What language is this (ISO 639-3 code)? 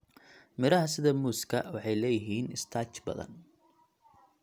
som